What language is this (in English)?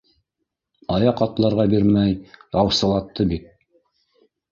Bashkir